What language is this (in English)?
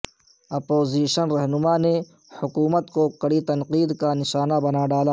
Urdu